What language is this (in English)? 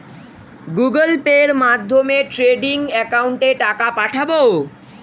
Bangla